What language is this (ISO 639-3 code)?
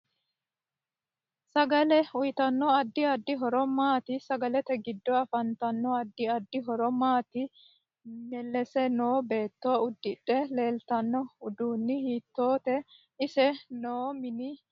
sid